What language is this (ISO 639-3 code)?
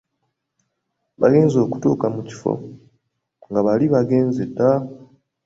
lug